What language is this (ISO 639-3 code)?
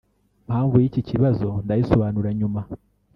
kin